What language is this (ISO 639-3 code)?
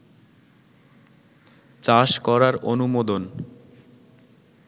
ben